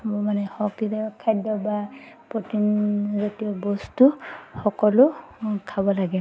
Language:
Assamese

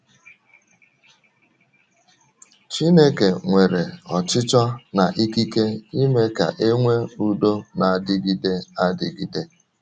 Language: Igbo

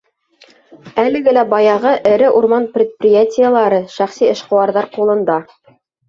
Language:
Bashkir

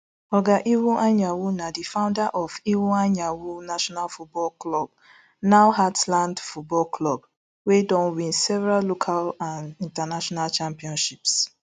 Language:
Nigerian Pidgin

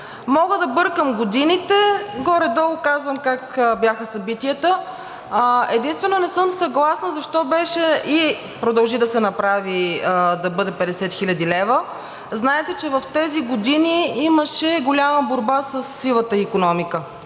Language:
Bulgarian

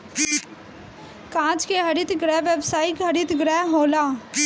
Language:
Bhojpuri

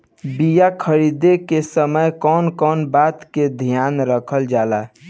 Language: Bhojpuri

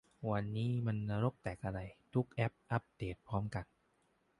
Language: Thai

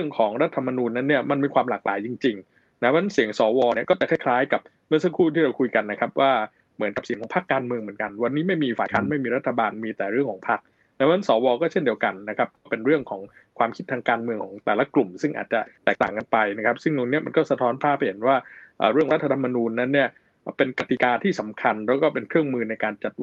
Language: Thai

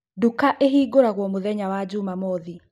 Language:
Kikuyu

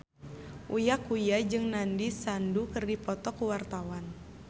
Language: Sundanese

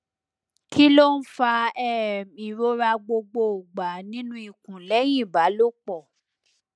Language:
Yoruba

